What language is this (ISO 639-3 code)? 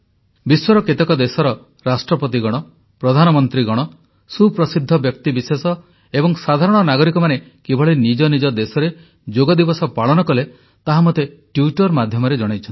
ori